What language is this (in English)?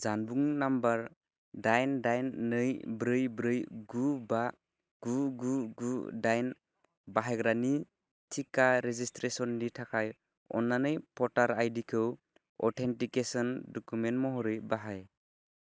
Bodo